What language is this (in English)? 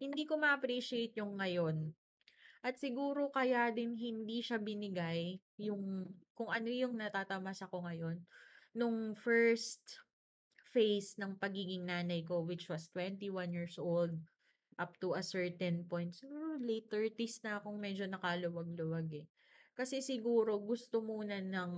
Filipino